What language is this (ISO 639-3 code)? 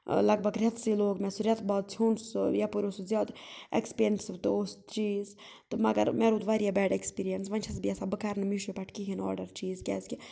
kas